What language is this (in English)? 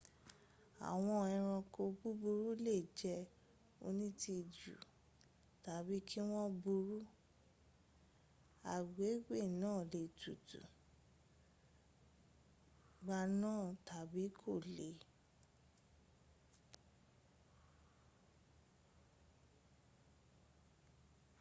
Yoruba